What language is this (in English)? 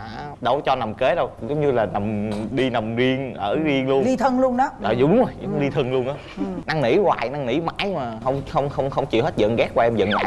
Vietnamese